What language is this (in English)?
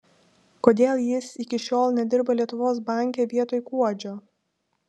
Lithuanian